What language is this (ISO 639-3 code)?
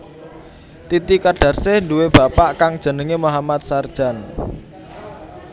jav